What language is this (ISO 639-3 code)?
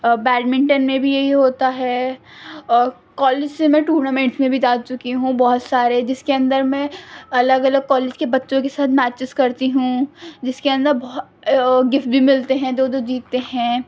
urd